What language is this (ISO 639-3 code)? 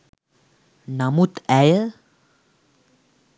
sin